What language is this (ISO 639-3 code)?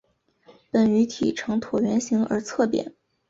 zho